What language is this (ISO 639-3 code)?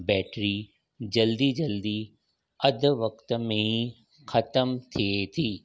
snd